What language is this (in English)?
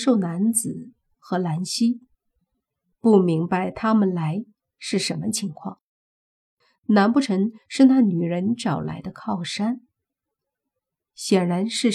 Chinese